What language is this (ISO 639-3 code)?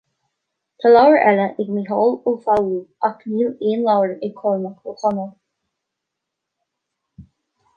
gle